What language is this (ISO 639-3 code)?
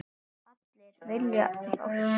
isl